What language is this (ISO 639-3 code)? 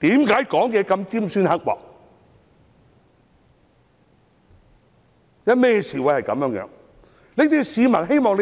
yue